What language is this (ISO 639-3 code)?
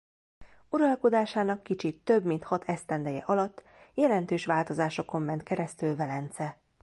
hun